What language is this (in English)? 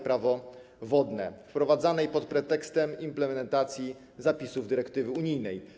Polish